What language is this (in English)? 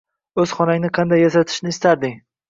Uzbek